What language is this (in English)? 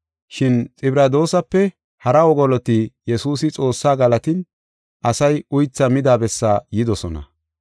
Gofa